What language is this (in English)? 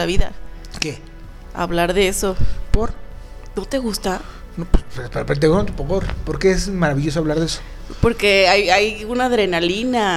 Spanish